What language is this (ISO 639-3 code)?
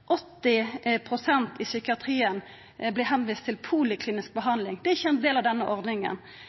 nno